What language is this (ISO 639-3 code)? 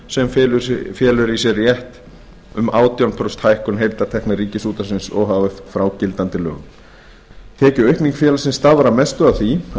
isl